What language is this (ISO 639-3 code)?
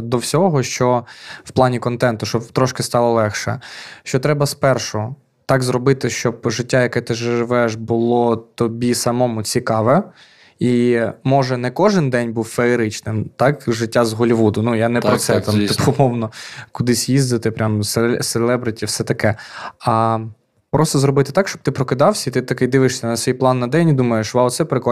ukr